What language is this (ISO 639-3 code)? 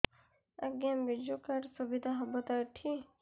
ori